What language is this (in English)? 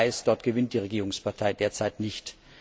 German